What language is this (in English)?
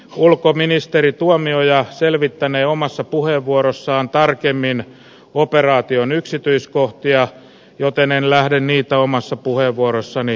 Finnish